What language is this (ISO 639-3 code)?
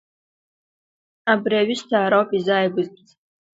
abk